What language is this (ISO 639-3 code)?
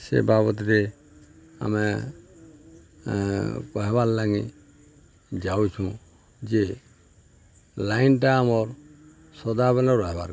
ori